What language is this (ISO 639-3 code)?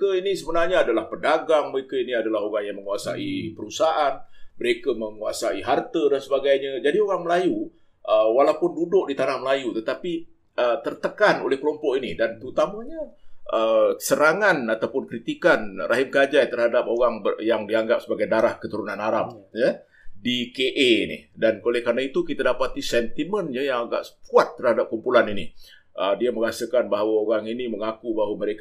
msa